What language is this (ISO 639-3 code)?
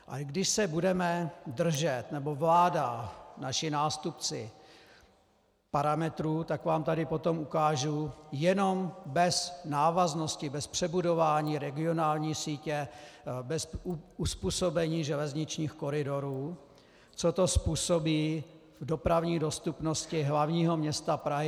ces